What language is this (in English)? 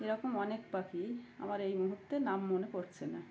Bangla